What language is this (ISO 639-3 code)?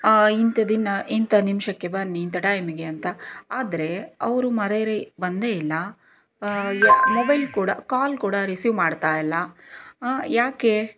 kan